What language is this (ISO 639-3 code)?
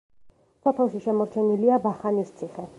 kat